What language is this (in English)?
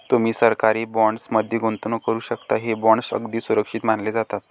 Marathi